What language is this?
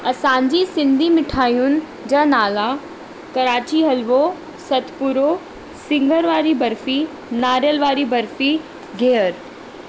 Sindhi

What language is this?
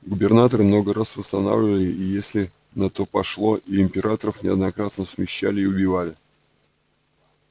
Russian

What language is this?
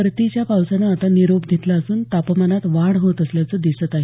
Marathi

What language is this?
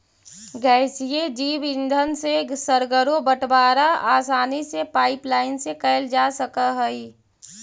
Magahi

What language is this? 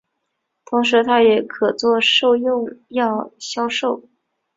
Chinese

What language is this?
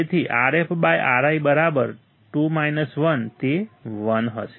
Gujarati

